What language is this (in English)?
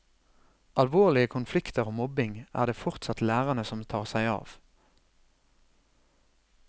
Norwegian